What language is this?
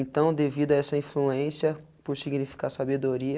Portuguese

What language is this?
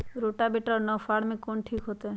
Magahi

